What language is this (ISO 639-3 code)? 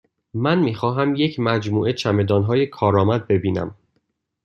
fas